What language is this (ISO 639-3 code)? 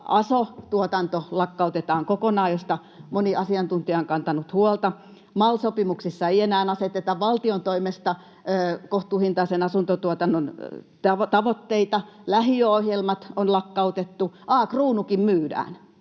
fin